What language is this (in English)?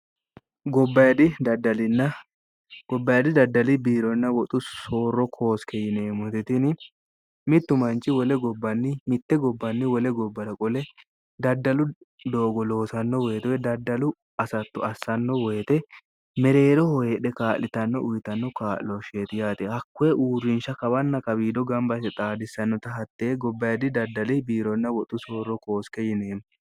Sidamo